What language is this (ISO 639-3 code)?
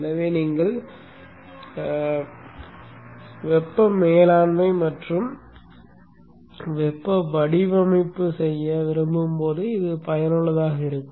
tam